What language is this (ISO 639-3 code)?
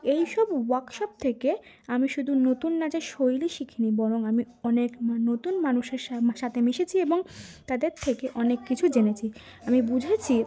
ben